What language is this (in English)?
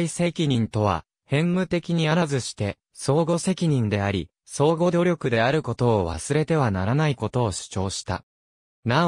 Japanese